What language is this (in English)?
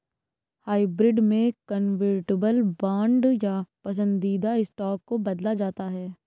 Hindi